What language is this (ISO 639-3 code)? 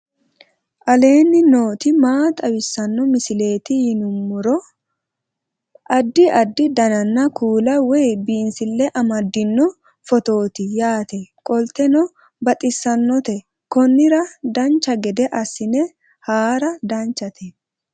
sid